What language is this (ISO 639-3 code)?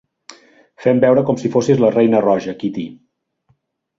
cat